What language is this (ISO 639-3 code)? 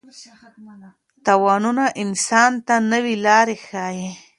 pus